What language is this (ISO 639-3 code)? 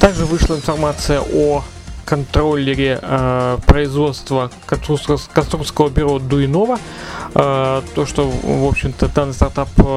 rus